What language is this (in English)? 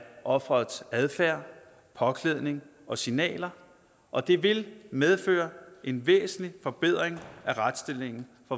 Danish